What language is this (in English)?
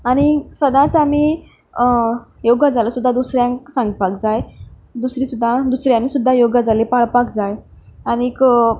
Konkani